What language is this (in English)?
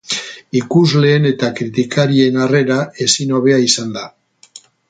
Basque